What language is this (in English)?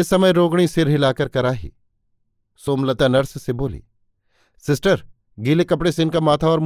Hindi